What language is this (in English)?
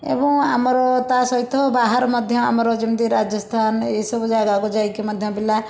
Odia